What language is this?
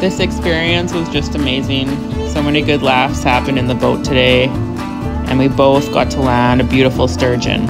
English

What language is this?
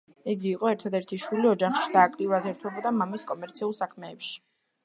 Georgian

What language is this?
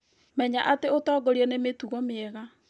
Kikuyu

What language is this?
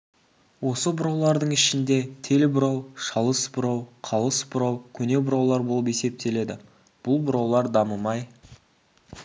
Kazakh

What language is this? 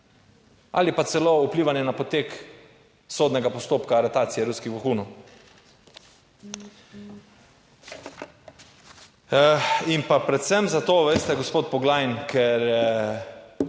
Slovenian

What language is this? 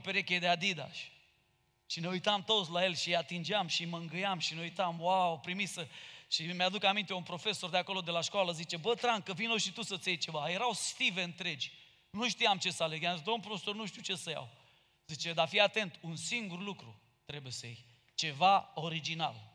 Romanian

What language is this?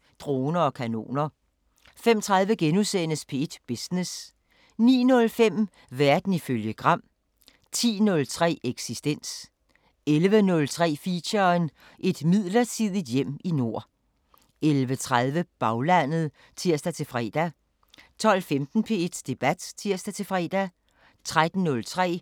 Danish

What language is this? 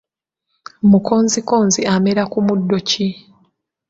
Ganda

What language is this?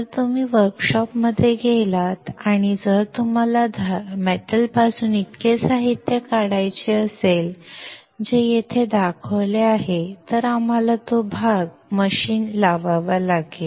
Marathi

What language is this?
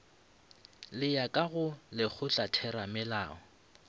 Northern Sotho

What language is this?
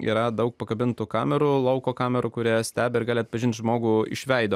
Lithuanian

